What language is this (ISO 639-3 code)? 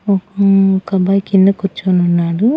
tel